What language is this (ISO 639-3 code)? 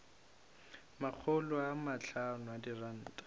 nso